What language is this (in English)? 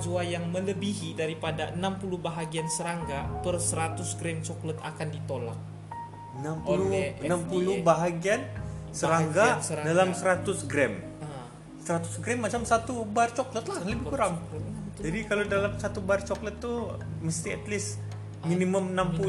Malay